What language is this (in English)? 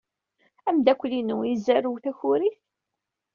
Kabyle